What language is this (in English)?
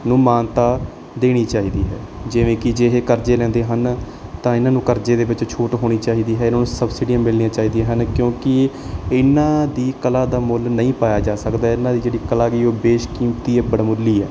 Punjabi